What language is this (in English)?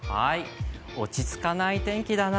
Japanese